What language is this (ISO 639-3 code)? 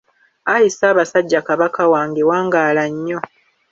lug